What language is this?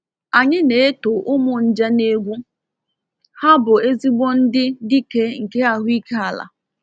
Igbo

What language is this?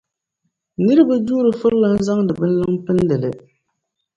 Dagbani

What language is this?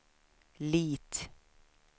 Swedish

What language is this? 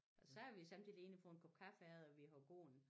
Danish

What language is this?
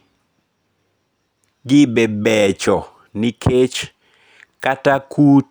Luo (Kenya and Tanzania)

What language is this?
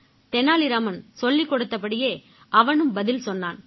Tamil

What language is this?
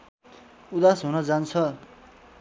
Nepali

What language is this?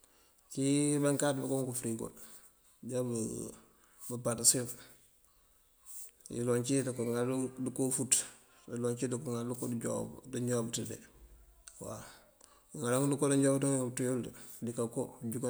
Mandjak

